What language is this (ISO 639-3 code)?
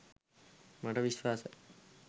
sin